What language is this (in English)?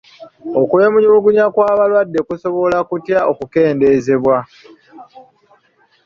Ganda